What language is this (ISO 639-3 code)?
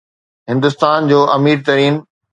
snd